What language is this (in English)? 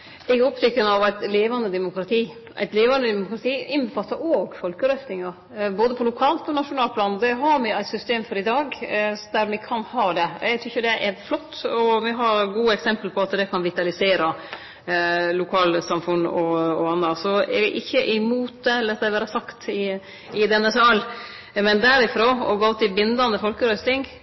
Norwegian Nynorsk